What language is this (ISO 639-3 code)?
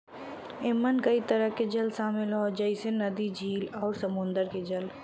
bho